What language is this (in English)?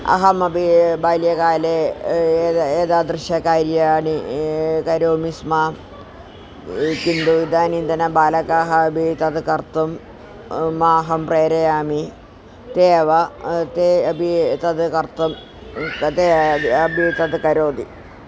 Sanskrit